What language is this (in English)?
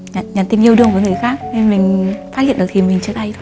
Vietnamese